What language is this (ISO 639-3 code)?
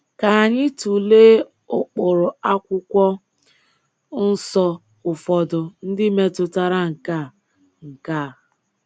ibo